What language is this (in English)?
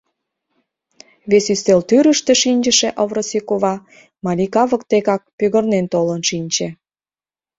Mari